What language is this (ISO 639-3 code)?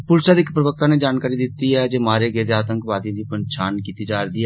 doi